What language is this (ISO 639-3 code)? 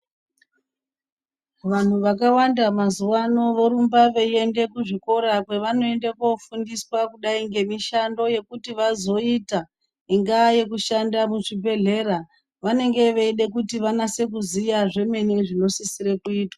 ndc